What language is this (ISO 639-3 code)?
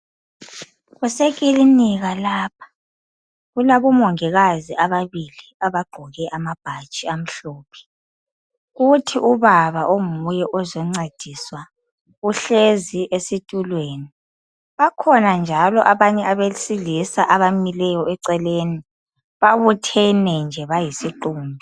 nde